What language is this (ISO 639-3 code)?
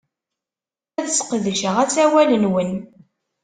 kab